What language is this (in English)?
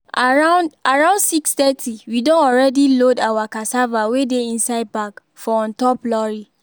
Nigerian Pidgin